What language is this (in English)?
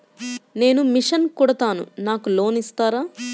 Telugu